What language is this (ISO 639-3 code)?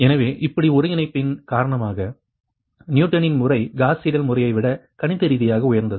tam